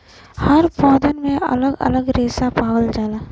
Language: Bhojpuri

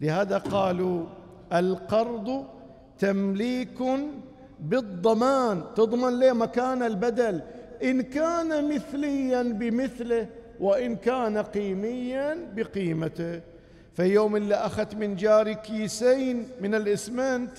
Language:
Arabic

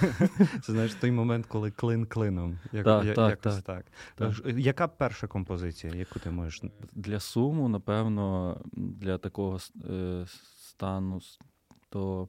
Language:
Ukrainian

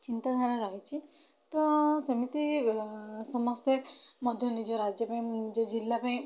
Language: Odia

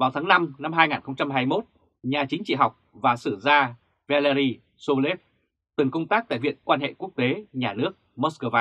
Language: Vietnamese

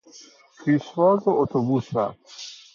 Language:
Persian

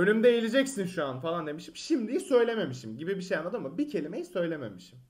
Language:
Turkish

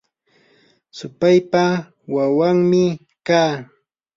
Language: Yanahuanca Pasco Quechua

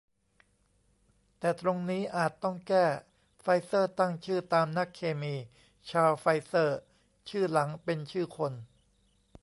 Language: Thai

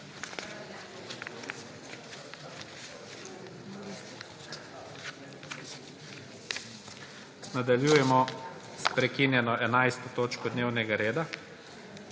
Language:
Slovenian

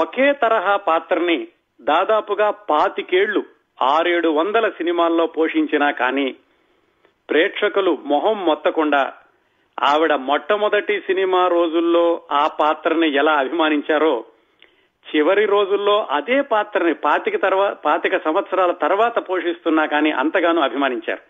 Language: Telugu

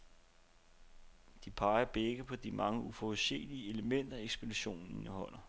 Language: Danish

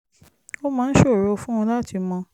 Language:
Yoruba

